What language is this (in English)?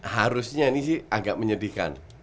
Indonesian